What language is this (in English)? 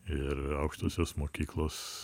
Lithuanian